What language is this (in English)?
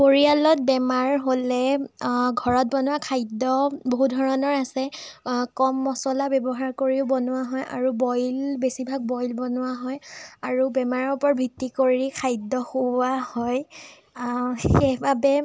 Assamese